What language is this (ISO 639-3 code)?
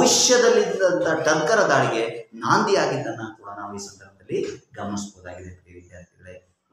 hin